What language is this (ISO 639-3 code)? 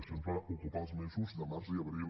cat